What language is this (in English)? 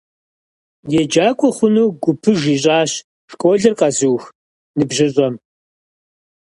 Kabardian